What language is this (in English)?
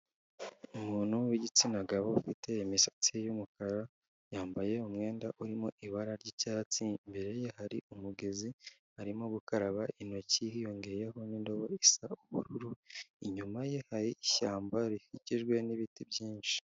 Kinyarwanda